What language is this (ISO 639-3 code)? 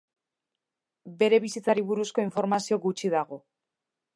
eus